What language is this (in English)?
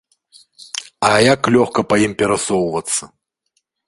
Belarusian